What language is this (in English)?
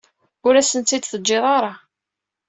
Kabyle